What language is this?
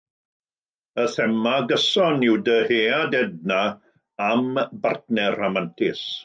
Welsh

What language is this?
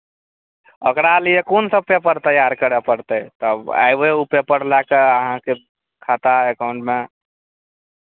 Maithili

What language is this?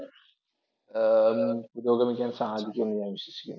Malayalam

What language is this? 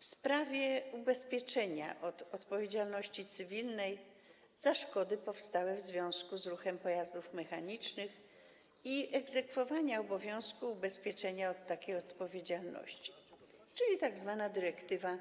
Polish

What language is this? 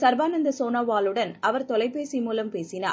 Tamil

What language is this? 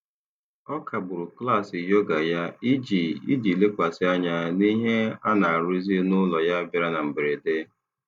Igbo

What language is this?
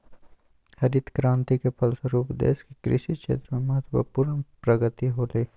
Magahi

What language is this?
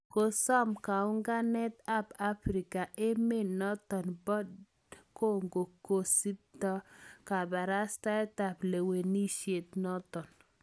Kalenjin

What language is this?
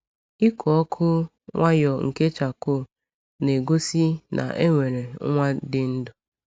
Igbo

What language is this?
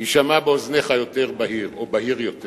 Hebrew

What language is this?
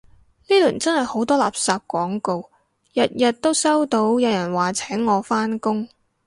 Cantonese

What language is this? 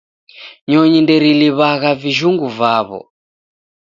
Taita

